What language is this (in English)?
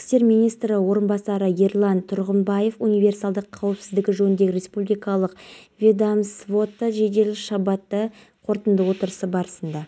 Kazakh